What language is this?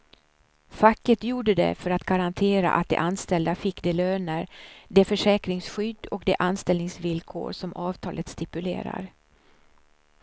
Swedish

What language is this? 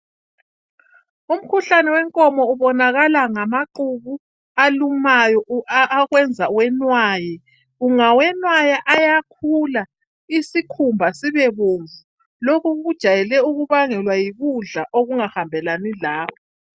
North Ndebele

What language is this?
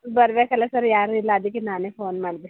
Kannada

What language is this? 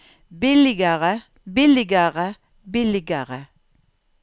Norwegian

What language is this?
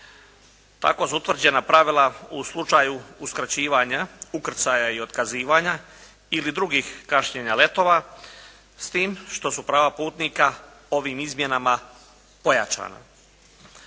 Croatian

